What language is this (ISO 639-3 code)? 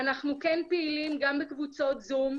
heb